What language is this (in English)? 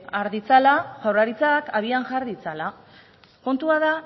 Basque